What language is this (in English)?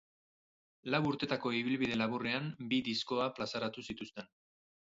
Basque